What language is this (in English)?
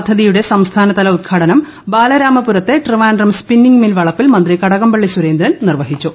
Malayalam